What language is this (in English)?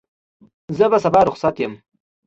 Pashto